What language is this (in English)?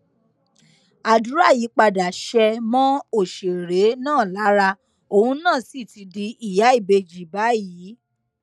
Yoruba